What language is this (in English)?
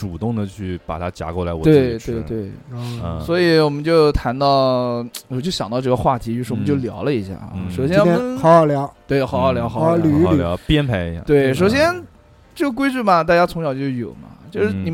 Chinese